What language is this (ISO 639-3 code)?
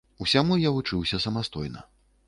bel